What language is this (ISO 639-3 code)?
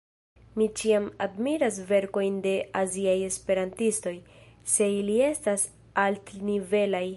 epo